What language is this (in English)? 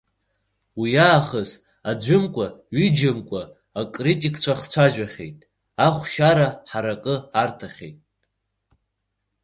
Abkhazian